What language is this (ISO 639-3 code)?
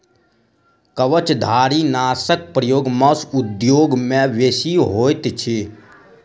mai